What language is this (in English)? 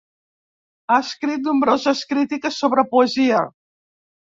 Catalan